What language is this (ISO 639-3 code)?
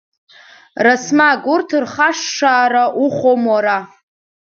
abk